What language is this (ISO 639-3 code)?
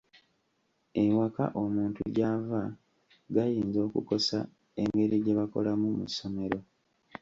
lug